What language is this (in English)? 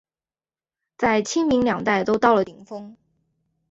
Chinese